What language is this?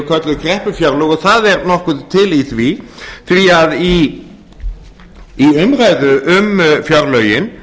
Icelandic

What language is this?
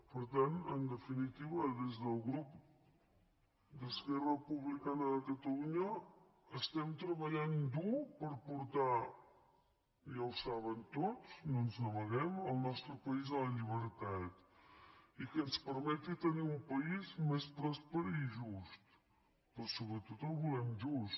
Catalan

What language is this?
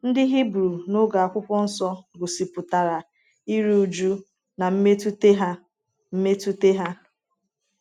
Igbo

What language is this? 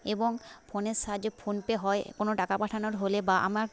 Bangla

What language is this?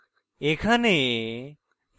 Bangla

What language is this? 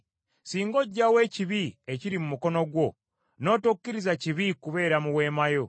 Ganda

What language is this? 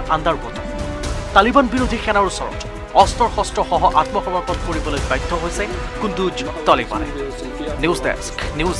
Hindi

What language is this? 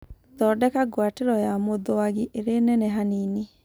Kikuyu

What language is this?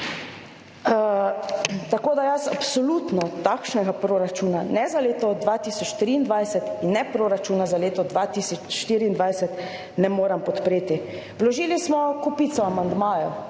Slovenian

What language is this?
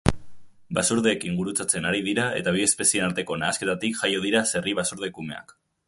Basque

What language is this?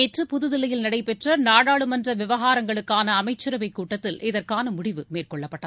Tamil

